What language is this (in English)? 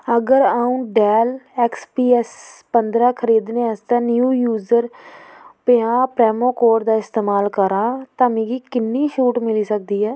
Dogri